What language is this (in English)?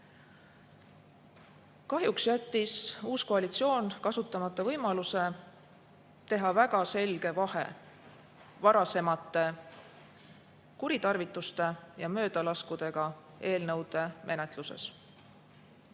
Estonian